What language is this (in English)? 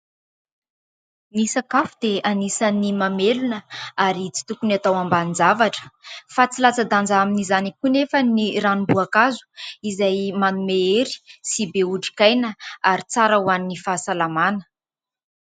Malagasy